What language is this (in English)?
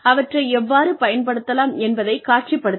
Tamil